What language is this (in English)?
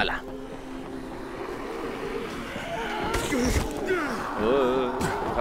Spanish